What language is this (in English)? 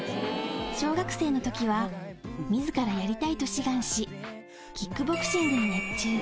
Japanese